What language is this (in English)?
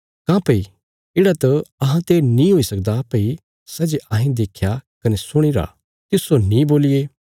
Bilaspuri